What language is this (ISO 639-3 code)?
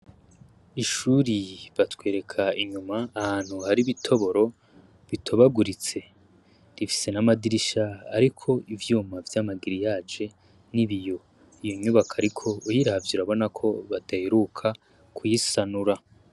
run